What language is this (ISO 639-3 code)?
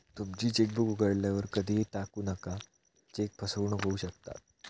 mar